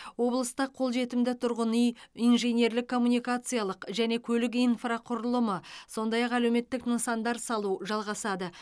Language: Kazakh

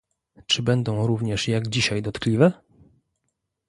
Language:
Polish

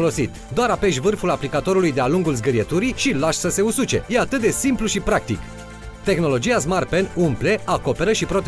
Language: Romanian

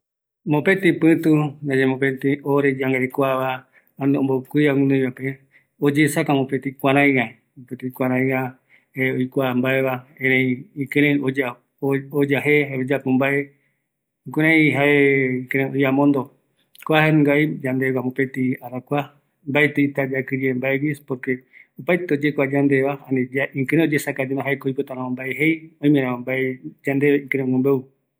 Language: Eastern Bolivian Guaraní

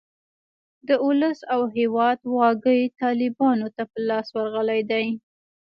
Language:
Pashto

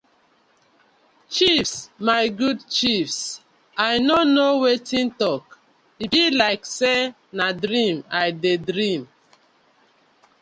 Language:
Nigerian Pidgin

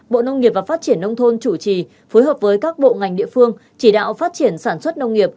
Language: Vietnamese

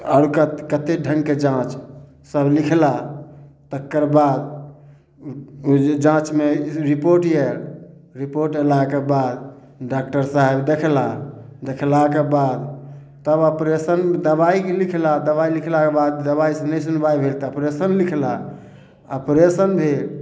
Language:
Maithili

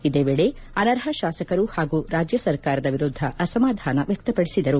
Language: Kannada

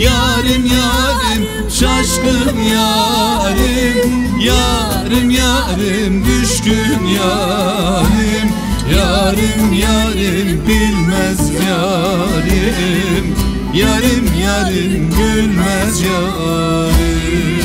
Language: Turkish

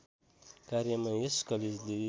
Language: Nepali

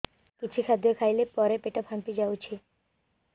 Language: Odia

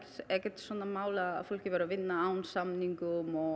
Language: Icelandic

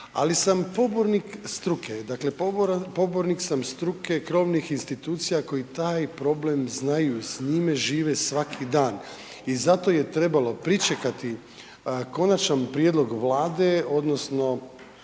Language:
Croatian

